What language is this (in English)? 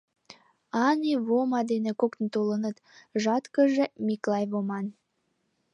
Mari